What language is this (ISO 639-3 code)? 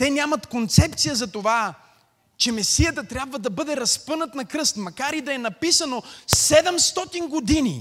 bul